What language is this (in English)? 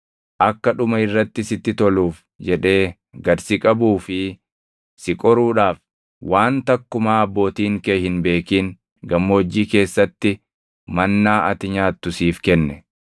Oromo